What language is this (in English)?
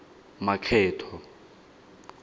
Tswana